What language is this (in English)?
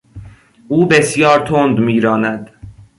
Persian